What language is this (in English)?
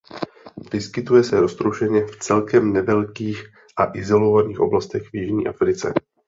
Czech